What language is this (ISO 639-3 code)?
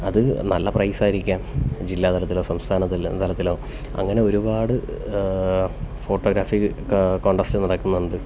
mal